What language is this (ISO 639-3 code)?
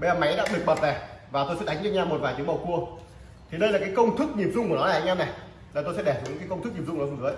vie